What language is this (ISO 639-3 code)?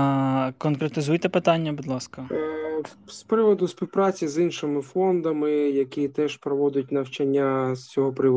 ukr